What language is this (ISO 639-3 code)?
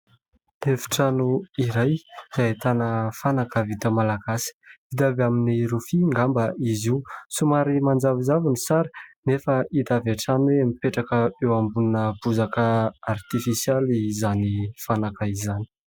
mlg